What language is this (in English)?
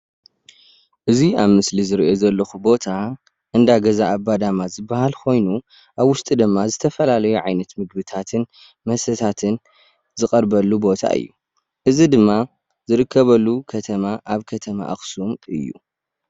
Tigrinya